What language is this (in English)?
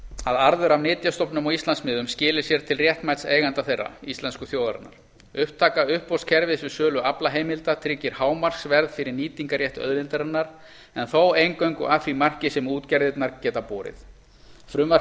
Icelandic